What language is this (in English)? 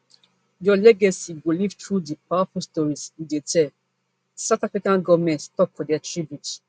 Nigerian Pidgin